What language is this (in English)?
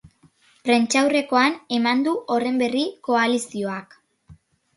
Basque